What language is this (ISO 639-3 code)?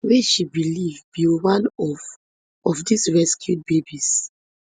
pcm